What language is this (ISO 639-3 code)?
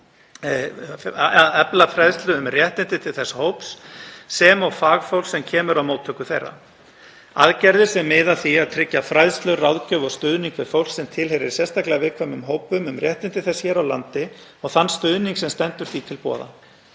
isl